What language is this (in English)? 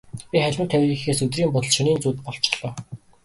Mongolian